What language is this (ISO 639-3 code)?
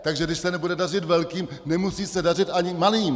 ces